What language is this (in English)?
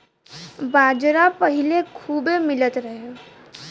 Bhojpuri